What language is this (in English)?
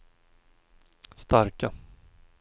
Swedish